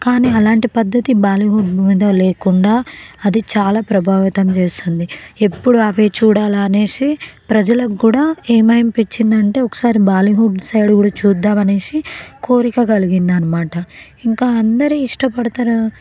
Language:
Telugu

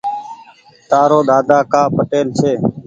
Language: Goaria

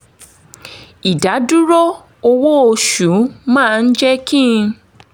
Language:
Yoruba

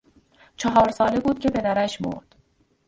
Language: Persian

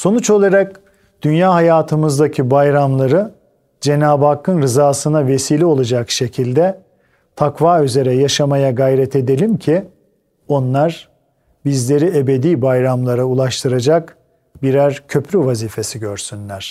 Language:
Turkish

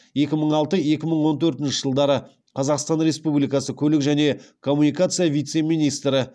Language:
Kazakh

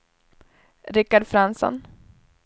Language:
Swedish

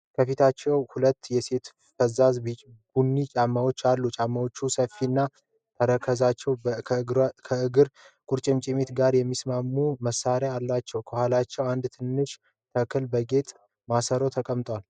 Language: Amharic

